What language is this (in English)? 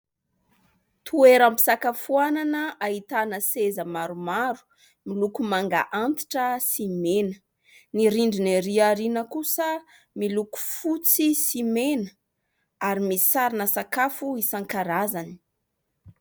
Malagasy